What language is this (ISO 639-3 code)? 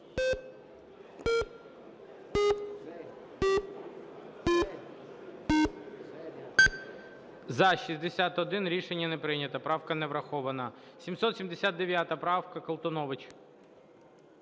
ukr